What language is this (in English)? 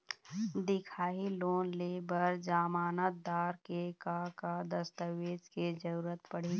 Chhattisgarhi